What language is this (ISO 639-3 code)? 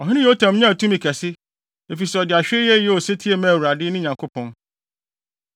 aka